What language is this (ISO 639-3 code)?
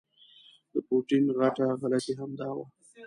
pus